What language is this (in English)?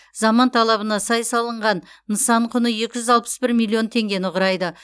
Kazakh